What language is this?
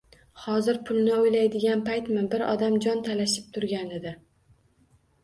Uzbek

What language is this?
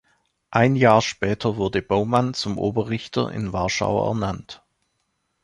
German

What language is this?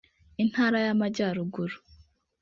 Kinyarwanda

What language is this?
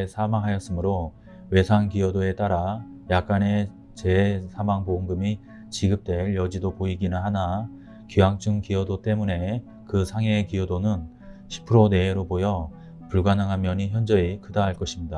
Korean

